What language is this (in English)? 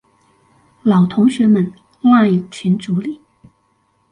Chinese